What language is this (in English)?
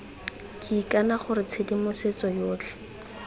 Tswana